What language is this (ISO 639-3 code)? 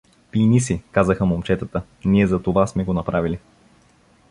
bul